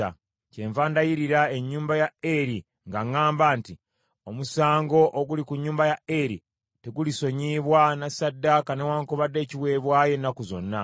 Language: Ganda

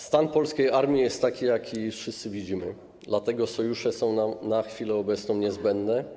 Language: Polish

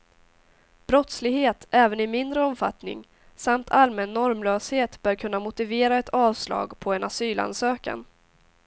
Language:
Swedish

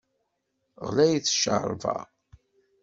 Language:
Kabyle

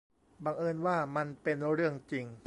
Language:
Thai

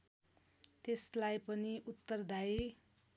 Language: Nepali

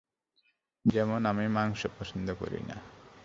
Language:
Bangla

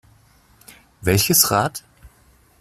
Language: German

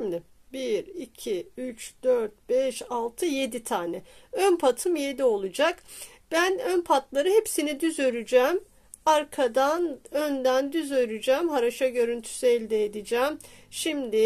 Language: Turkish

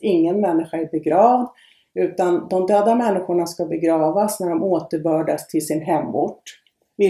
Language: Swedish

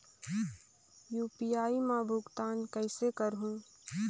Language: Chhattisgarhi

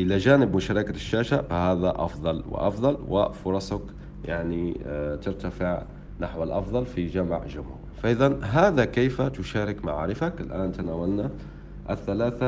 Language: Arabic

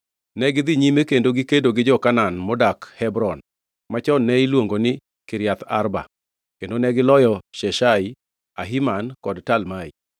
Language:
Luo (Kenya and Tanzania)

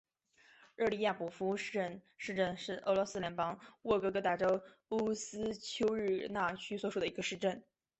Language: Chinese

